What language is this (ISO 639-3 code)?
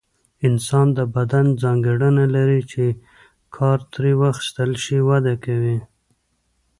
pus